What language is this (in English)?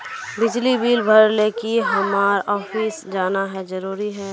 Magahi